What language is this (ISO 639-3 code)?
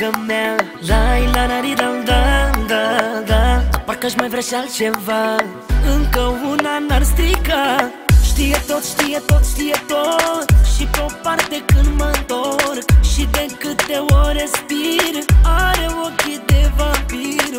ron